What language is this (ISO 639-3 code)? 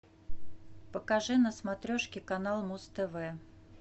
rus